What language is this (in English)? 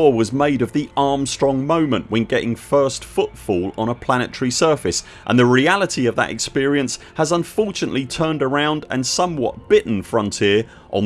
English